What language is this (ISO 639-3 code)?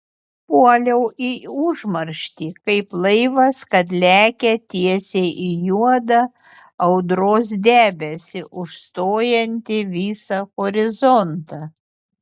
lit